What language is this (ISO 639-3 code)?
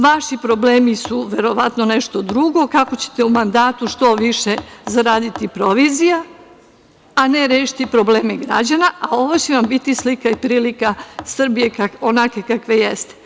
srp